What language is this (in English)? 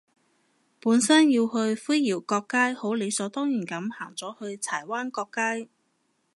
Cantonese